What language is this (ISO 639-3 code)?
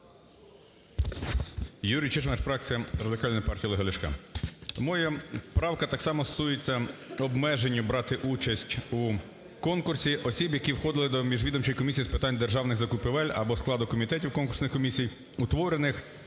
ukr